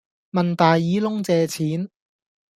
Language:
Cantonese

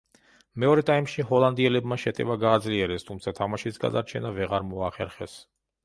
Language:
Georgian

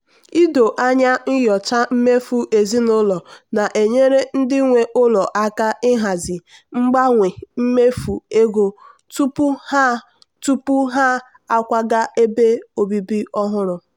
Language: Igbo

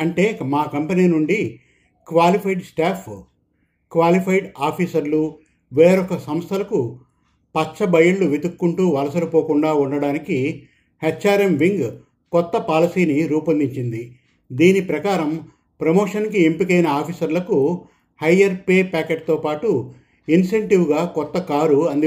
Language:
Telugu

